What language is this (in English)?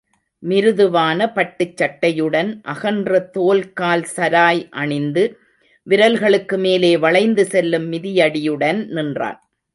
Tamil